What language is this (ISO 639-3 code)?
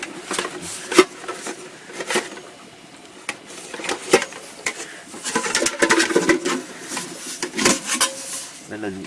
vie